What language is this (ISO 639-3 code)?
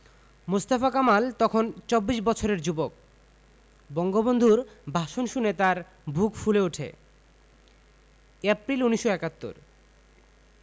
ben